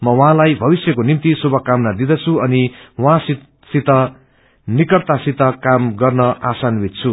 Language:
Nepali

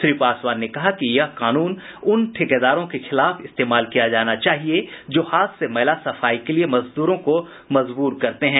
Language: Hindi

